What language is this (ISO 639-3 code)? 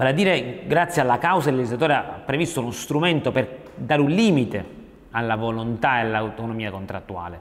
ita